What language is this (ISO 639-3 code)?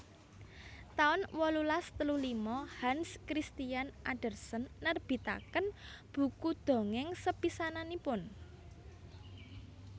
jav